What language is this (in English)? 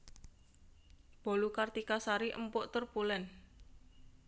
Javanese